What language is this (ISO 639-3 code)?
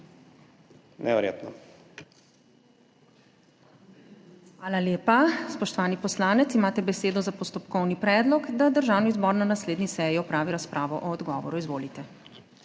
slv